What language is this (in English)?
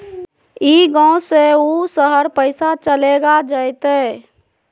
Magahi